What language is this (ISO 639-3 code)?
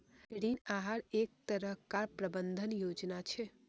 mag